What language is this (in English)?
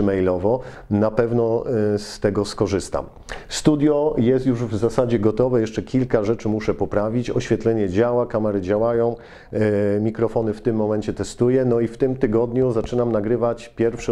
Polish